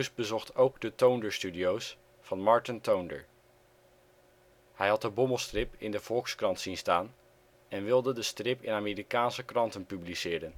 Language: Dutch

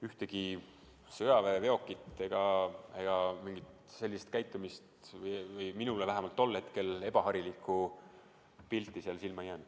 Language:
Estonian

